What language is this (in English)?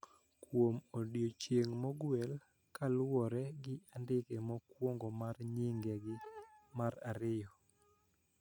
Luo (Kenya and Tanzania)